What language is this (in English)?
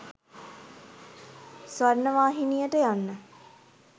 Sinhala